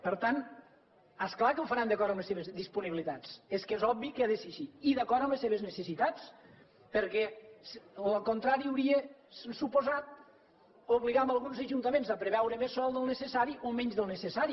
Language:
Catalan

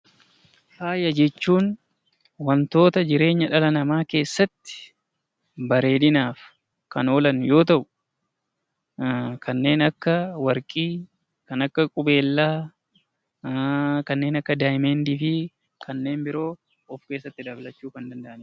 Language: Oromo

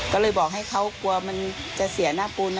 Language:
Thai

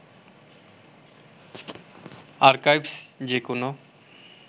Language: Bangla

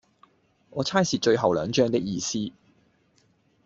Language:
Cantonese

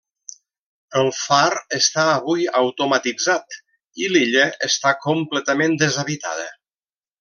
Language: Catalan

